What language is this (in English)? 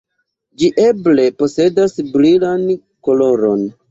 Esperanto